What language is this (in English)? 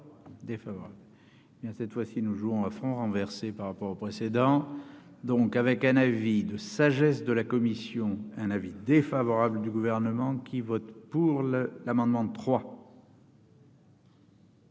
French